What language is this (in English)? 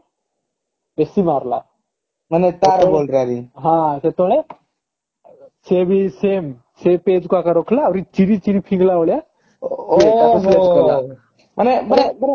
Odia